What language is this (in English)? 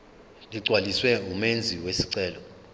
Zulu